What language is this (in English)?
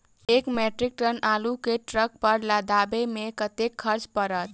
Maithili